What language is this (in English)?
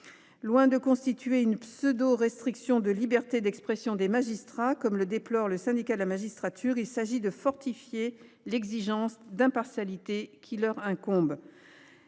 French